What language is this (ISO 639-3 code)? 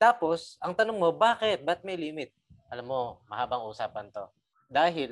fil